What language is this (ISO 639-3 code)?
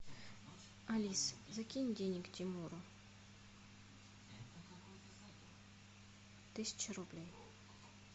rus